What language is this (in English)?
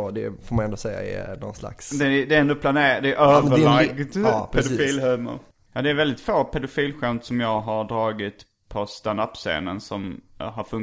Swedish